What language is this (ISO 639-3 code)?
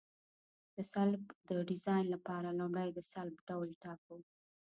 pus